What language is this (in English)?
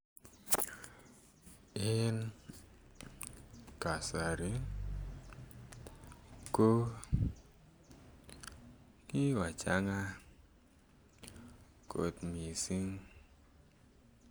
Kalenjin